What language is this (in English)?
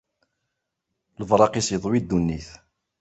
Kabyle